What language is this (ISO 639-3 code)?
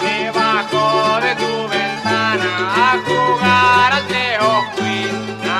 ron